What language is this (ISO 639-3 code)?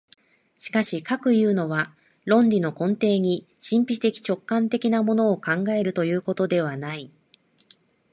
jpn